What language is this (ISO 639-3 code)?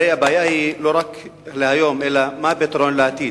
heb